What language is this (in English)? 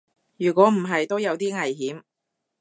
Cantonese